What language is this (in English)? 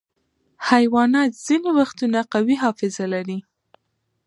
Pashto